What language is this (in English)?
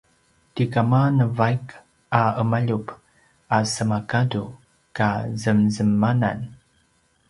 Paiwan